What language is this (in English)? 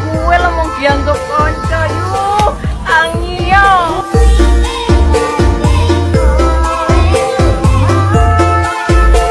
Indonesian